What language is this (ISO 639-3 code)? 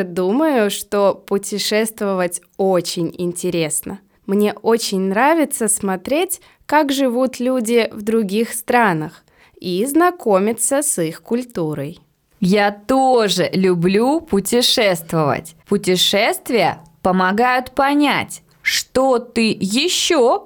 rus